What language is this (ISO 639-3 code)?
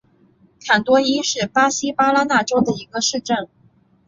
zho